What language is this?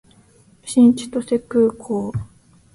Japanese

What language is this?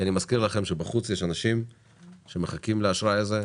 Hebrew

